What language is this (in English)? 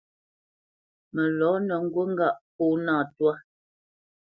Bamenyam